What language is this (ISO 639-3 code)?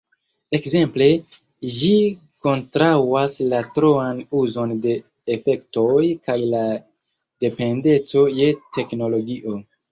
epo